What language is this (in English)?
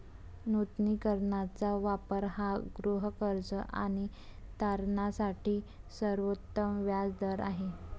Marathi